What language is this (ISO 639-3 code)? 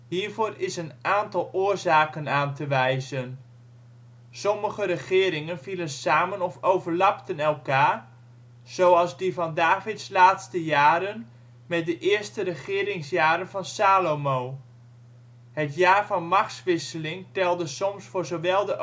nld